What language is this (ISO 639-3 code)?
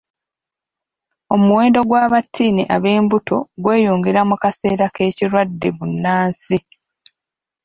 lug